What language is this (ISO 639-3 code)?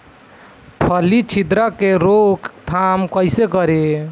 bho